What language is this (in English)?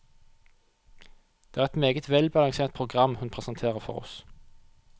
Norwegian